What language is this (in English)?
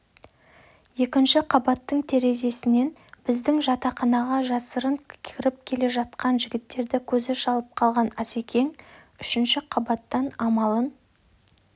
Kazakh